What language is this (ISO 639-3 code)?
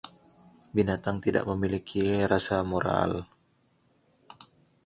ind